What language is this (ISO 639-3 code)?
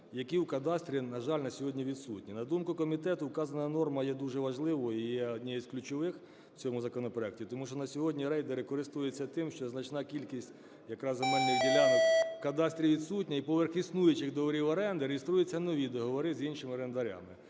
ukr